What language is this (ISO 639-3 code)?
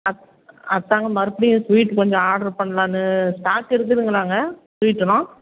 tam